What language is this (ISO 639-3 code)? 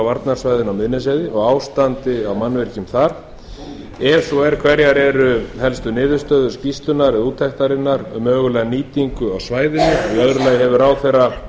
isl